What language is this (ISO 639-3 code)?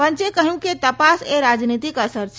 guj